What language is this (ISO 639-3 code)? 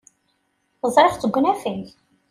kab